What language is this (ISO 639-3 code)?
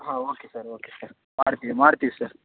kan